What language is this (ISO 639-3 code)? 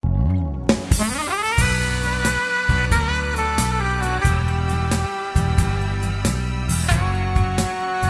rus